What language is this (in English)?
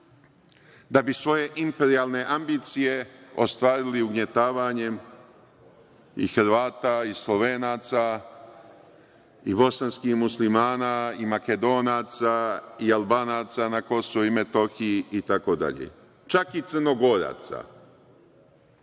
Serbian